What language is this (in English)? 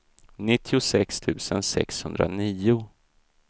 Swedish